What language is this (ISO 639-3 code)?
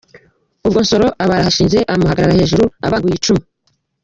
kin